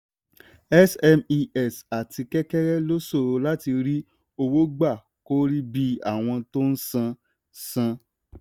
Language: Yoruba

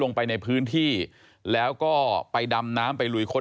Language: Thai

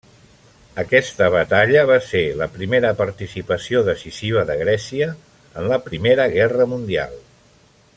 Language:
Catalan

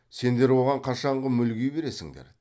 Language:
Kazakh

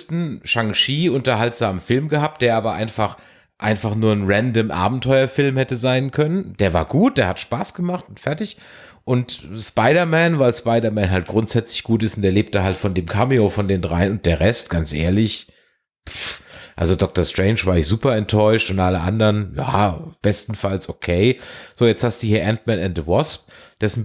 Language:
German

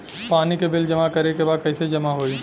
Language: Bhojpuri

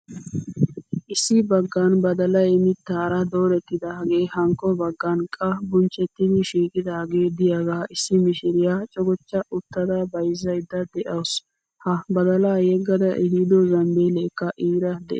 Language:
Wolaytta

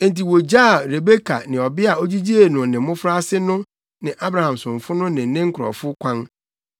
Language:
Akan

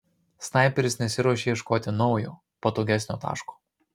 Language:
Lithuanian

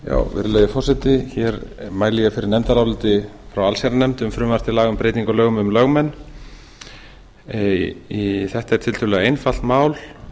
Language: Icelandic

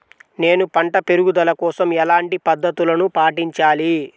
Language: Telugu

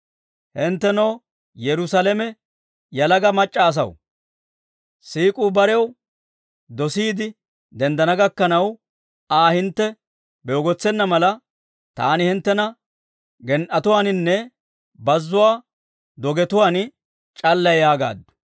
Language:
Dawro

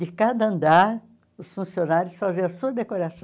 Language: Portuguese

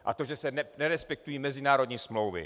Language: Czech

